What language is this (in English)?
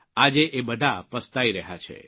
Gujarati